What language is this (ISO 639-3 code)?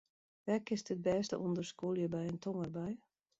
fry